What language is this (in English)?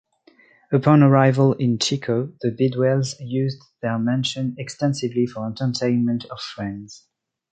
English